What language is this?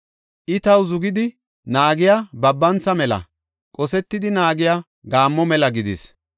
Gofa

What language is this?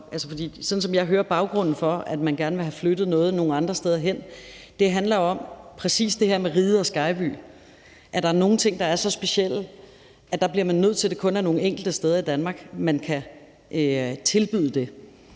Danish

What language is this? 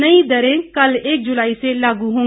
Hindi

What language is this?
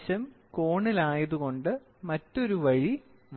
Malayalam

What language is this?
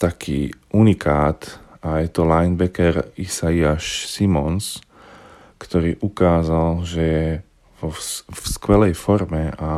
Slovak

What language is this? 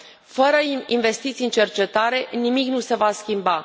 Romanian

